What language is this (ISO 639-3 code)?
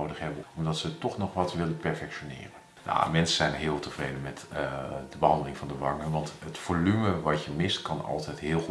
nld